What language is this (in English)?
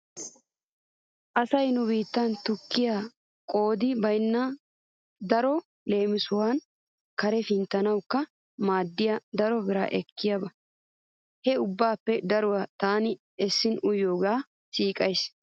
Wolaytta